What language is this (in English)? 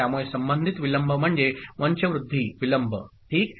Marathi